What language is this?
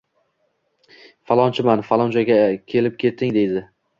Uzbek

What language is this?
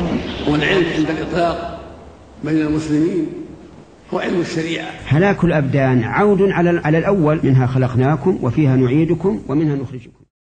Arabic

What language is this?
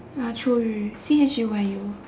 English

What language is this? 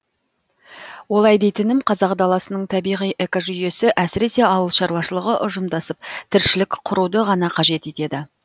Kazakh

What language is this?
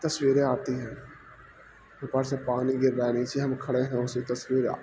Urdu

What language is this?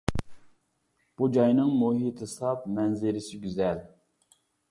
Uyghur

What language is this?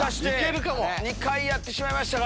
Japanese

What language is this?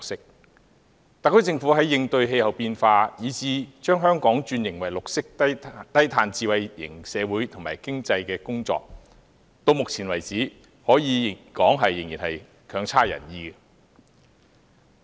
Cantonese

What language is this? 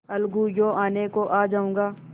Hindi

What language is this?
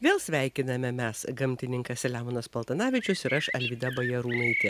Lithuanian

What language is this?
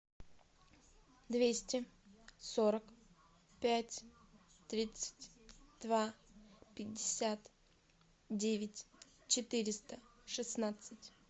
Russian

